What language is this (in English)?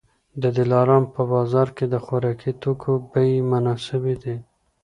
Pashto